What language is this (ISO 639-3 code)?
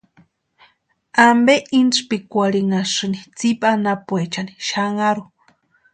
pua